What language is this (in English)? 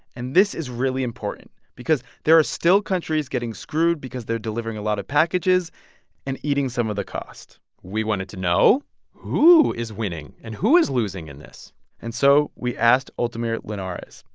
English